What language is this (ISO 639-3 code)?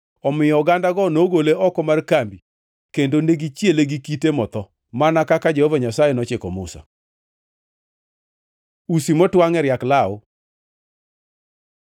luo